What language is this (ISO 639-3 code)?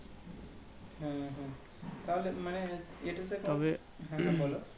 ben